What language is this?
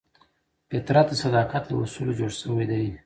Pashto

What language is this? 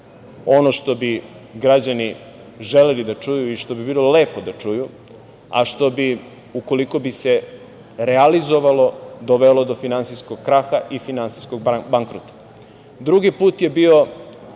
Serbian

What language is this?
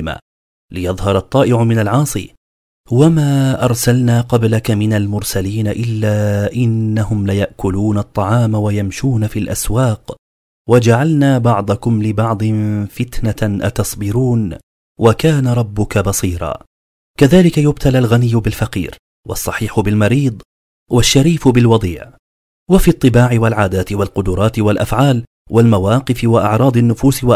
Arabic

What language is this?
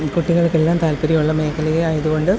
Malayalam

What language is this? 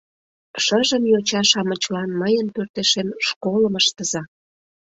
Mari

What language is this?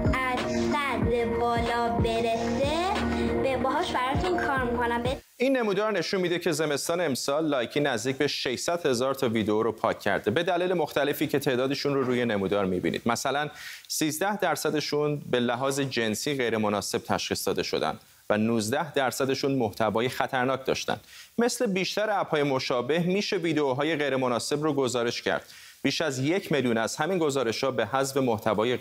Persian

